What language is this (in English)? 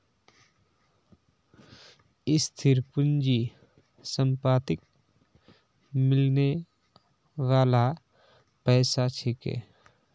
Magahi